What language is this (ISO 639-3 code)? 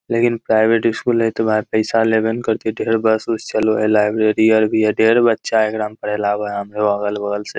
mag